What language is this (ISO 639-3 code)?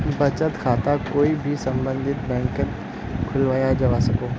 mag